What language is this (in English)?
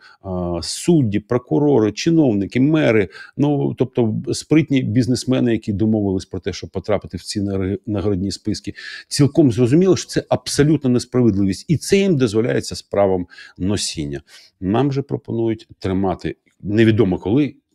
Ukrainian